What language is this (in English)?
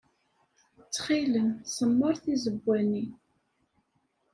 Kabyle